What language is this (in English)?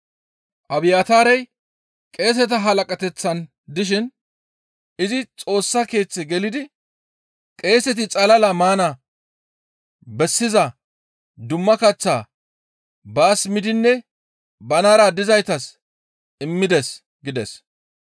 Gamo